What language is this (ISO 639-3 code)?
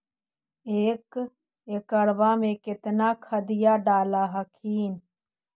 mag